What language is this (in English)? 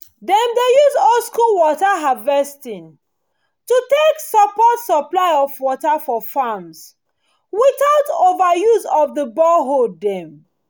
Nigerian Pidgin